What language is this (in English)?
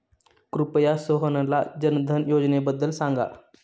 Marathi